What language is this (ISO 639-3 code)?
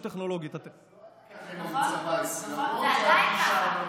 heb